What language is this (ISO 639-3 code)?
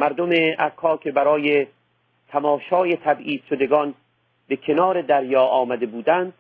fas